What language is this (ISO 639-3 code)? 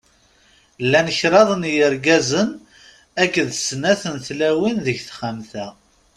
kab